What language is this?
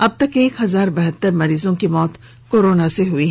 Hindi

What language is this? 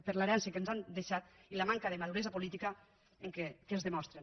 Catalan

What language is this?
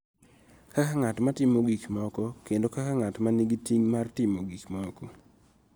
Luo (Kenya and Tanzania)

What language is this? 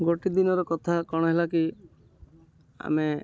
Odia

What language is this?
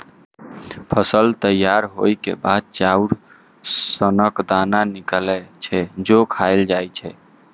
Maithili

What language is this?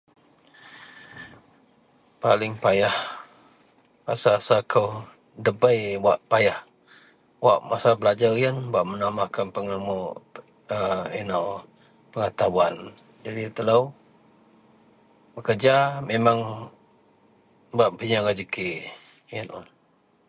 Central Melanau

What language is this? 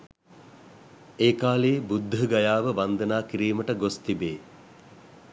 Sinhala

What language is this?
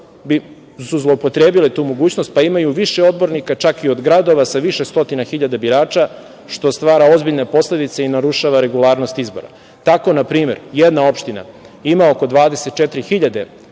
Serbian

